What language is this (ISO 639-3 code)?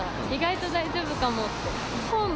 jpn